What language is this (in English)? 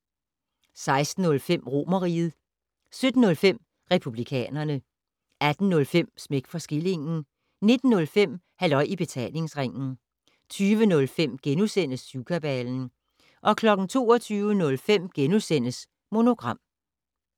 Danish